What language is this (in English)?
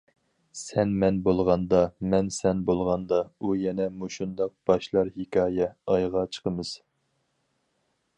Uyghur